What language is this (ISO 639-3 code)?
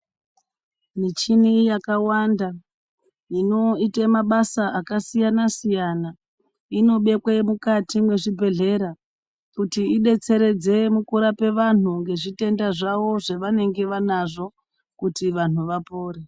ndc